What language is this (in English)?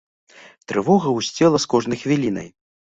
Belarusian